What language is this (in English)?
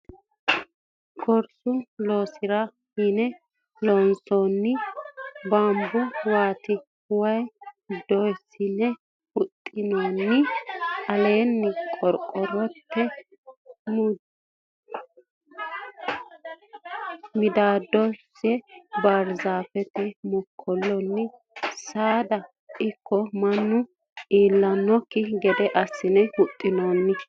Sidamo